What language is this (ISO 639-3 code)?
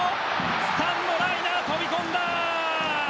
jpn